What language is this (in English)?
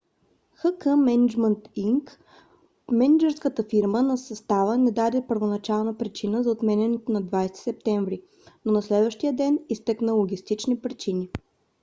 Bulgarian